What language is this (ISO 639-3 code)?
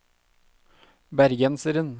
nor